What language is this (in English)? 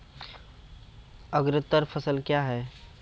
Maithili